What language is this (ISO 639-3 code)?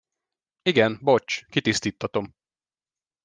hun